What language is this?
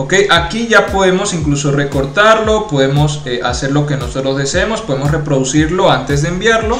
Spanish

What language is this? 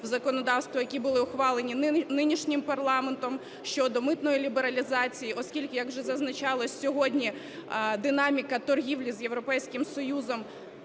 Ukrainian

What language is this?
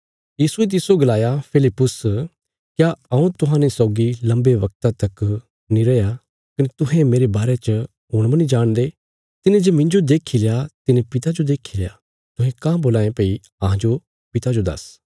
Bilaspuri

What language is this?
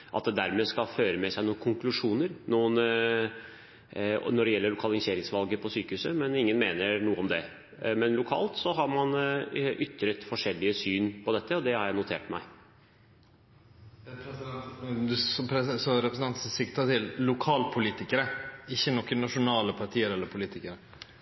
Norwegian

